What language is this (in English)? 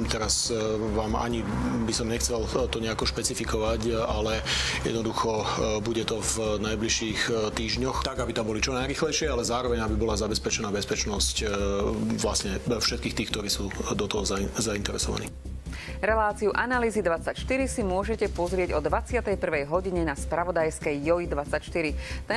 Slovak